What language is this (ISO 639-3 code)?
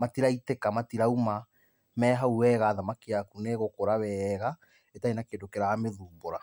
kik